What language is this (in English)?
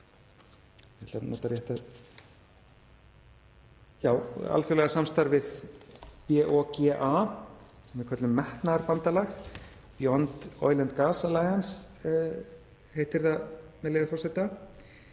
Icelandic